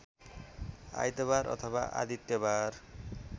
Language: Nepali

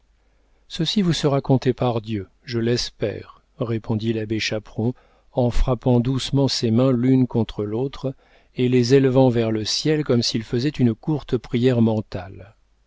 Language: French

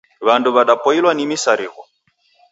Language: Taita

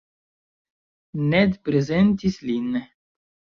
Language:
Esperanto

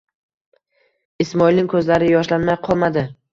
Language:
Uzbek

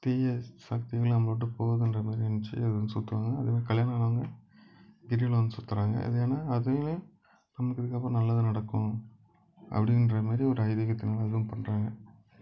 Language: Tamil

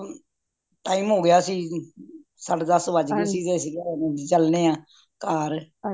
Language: Punjabi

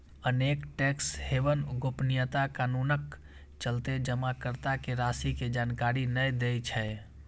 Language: Maithili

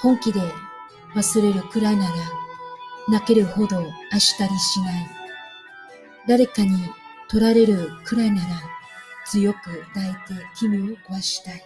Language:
Vietnamese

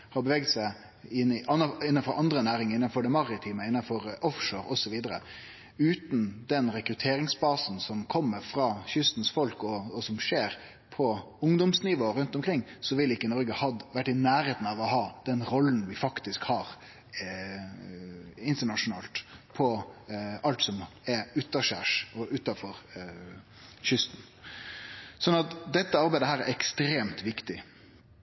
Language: Norwegian Nynorsk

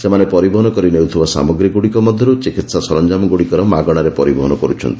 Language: Odia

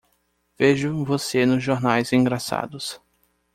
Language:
Portuguese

